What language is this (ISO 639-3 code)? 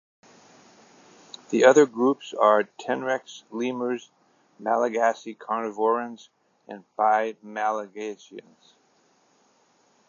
eng